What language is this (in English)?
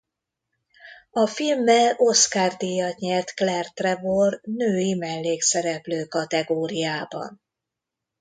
Hungarian